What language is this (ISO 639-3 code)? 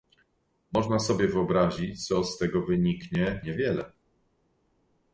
pol